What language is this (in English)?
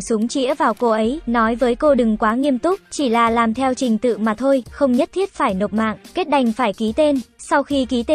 Vietnamese